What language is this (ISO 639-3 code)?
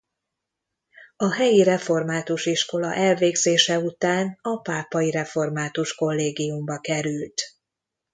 hun